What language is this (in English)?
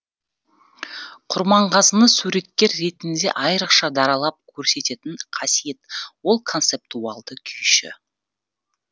Kazakh